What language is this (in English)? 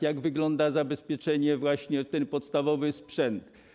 Polish